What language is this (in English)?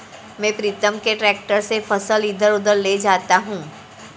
Hindi